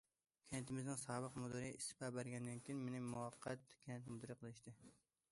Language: Uyghur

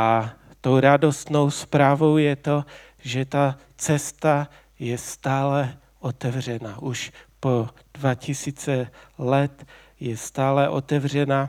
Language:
Czech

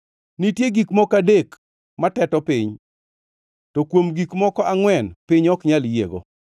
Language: Luo (Kenya and Tanzania)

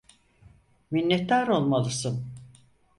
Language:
Turkish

